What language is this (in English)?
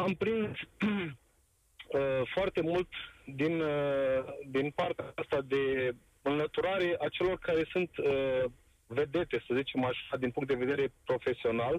Romanian